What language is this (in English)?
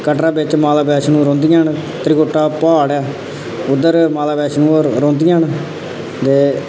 Dogri